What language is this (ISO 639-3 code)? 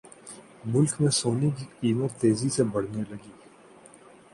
urd